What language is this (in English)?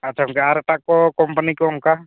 Santali